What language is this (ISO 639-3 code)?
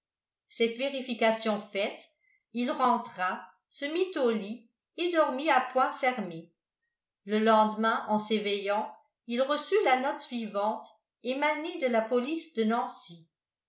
fra